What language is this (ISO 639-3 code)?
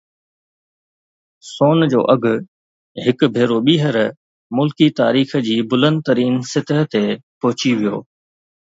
snd